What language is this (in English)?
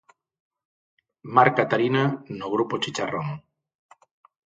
Galician